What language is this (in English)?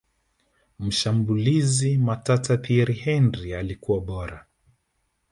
Swahili